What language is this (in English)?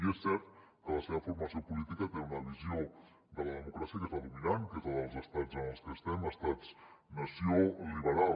Catalan